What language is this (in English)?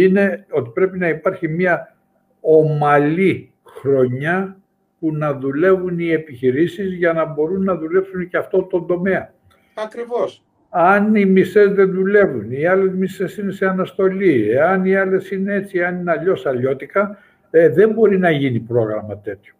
Greek